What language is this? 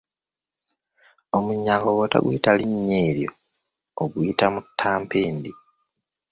Ganda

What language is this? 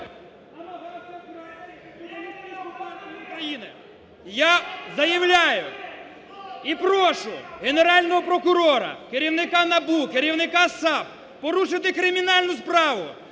Ukrainian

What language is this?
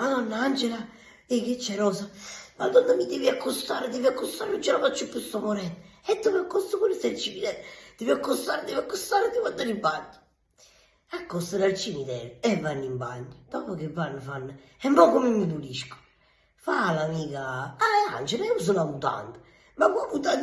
Italian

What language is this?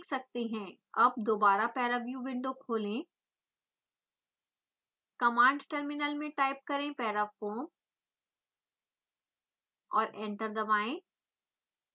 Hindi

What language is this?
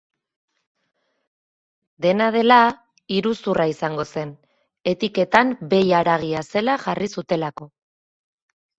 Basque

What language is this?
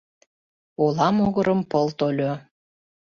Mari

